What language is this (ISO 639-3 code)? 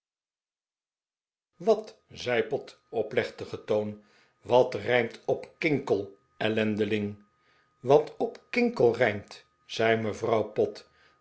nld